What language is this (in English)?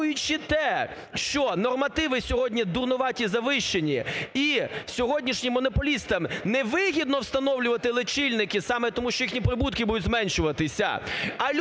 Ukrainian